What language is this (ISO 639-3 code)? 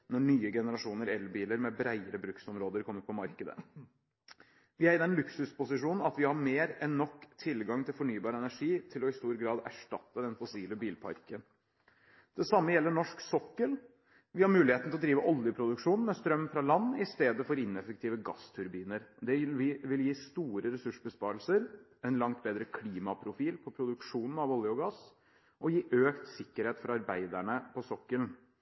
nob